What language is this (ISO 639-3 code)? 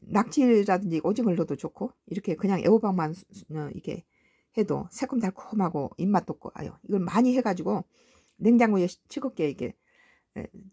kor